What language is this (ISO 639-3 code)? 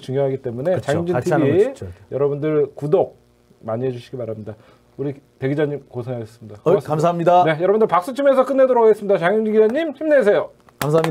kor